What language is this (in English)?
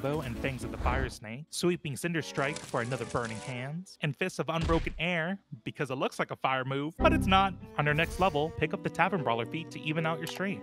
English